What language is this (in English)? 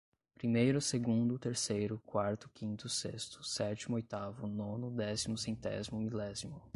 Portuguese